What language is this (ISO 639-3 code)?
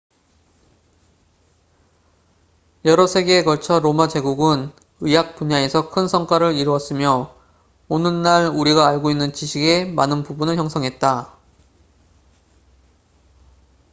kor